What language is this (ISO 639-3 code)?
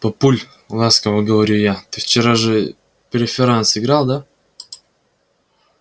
rus